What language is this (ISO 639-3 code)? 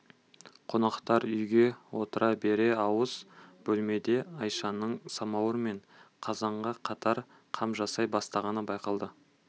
kaz